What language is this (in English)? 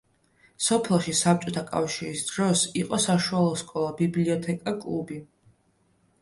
Georgian